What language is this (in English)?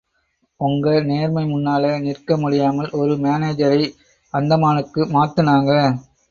Tamil